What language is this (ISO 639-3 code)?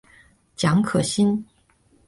zho